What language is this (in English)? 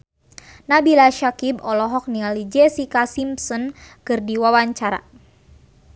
Sundanese